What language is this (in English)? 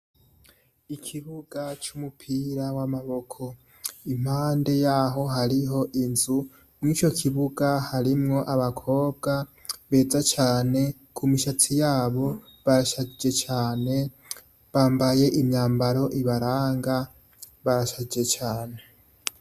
Rundi